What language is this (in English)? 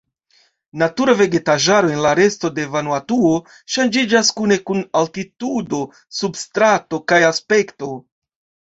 Esperanto